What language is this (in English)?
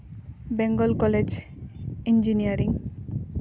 Santali